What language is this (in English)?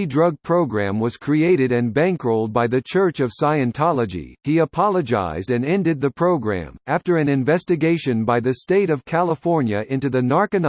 English